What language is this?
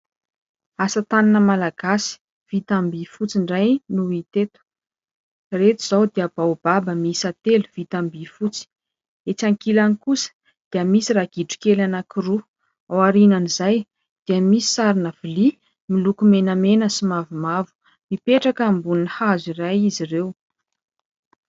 Malagasy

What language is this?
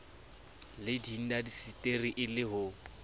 Southern Sotho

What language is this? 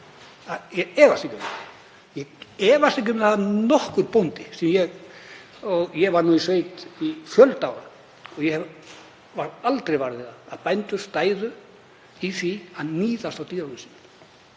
Icelandic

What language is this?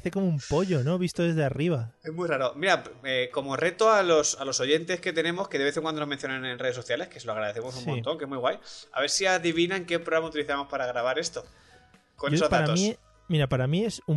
Spanish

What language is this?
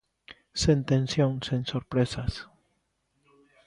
Galician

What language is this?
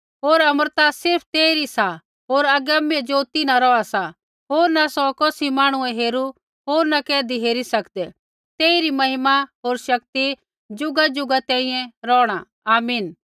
Kullu Pahari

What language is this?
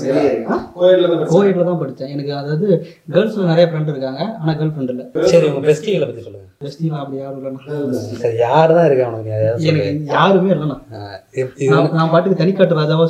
Tamil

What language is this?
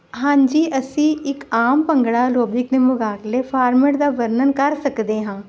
Punjabi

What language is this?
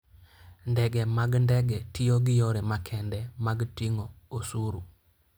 Luo (Kenya and Tanzania)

